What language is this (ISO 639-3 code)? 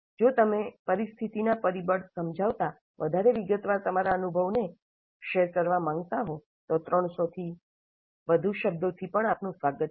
guj